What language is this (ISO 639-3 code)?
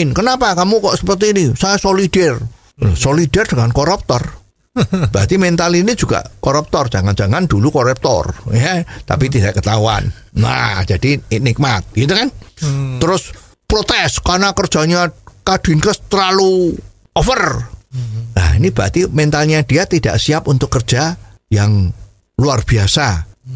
ind